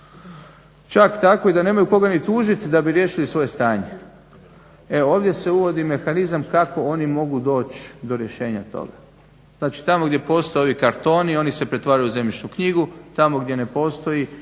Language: Croatian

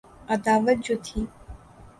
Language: Urdu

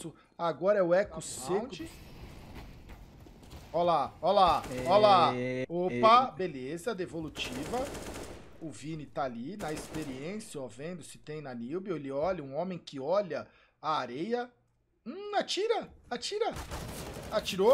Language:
Portuguese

